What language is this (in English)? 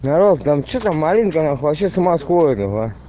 Russian